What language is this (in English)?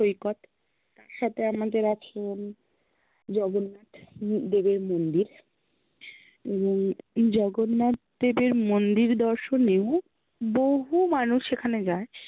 Bangla